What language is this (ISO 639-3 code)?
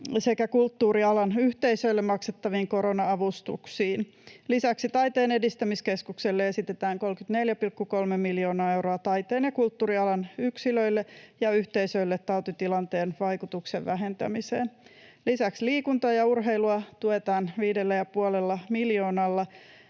fin